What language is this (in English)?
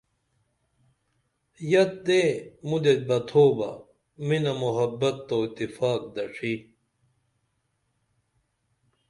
Dameli